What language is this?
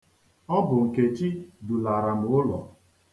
Igbo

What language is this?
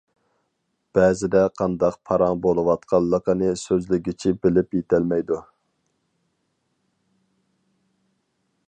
Uyghur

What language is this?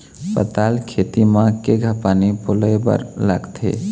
Chhattisgarhi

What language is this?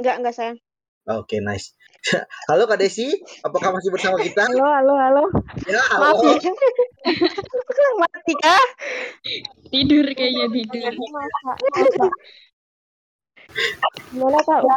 Indonesian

